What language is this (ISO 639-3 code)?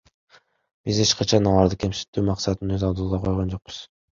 kir